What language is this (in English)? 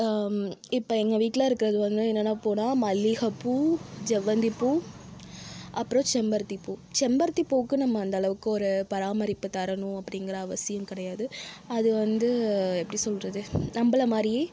Tamil